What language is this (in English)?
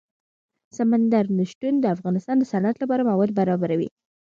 Pashto